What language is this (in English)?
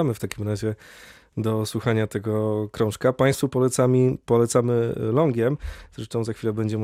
Polish